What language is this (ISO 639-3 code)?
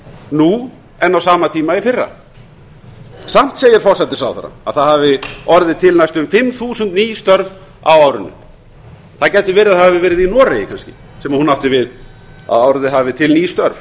isl